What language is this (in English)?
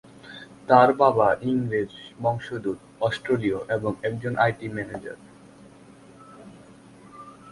Bangla